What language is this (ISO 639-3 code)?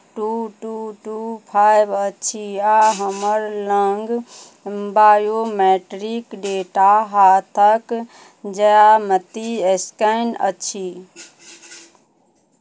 mai